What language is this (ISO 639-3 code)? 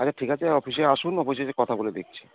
ben